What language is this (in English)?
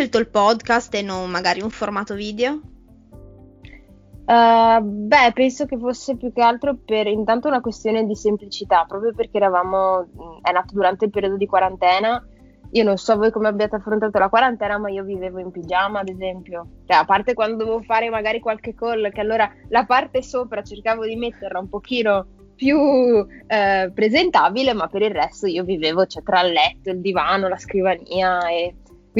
Italian